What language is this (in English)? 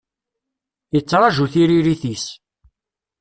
Kabyle